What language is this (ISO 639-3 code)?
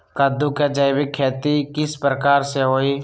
mag